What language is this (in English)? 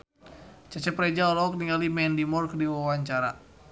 Sundanese